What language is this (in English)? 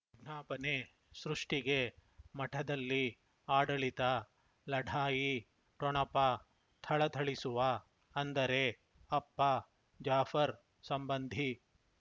Kannada